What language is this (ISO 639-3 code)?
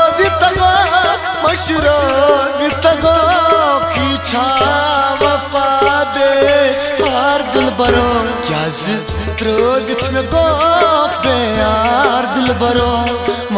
hin